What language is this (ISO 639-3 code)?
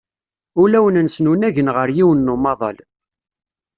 kab